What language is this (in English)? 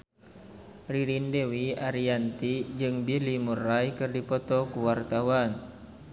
Sundanese